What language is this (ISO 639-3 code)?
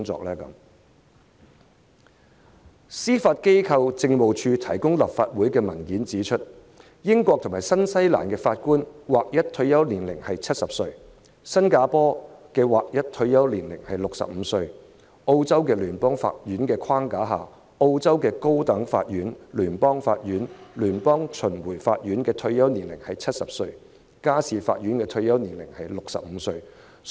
yue